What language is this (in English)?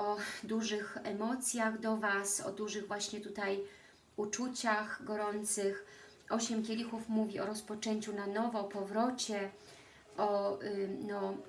Polish